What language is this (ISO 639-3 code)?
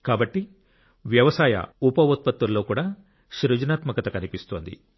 tel